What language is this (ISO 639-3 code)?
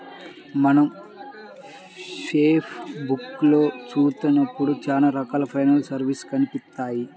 tel